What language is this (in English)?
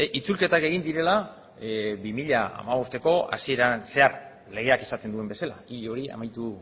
Basque